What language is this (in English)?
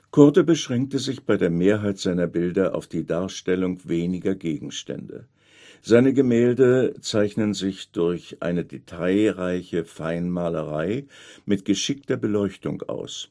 German